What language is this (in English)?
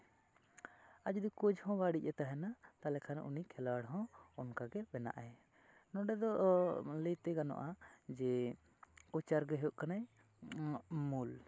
Santali